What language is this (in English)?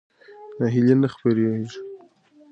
Pashto